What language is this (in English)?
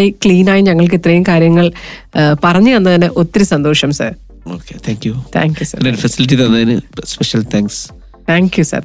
Malayalam